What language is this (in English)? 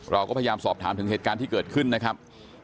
Thai